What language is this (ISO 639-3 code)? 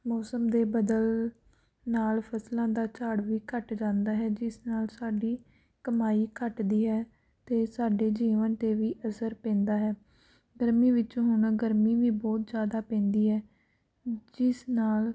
pan